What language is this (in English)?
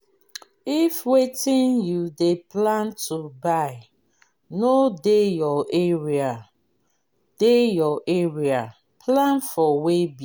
Nigerian Pidgin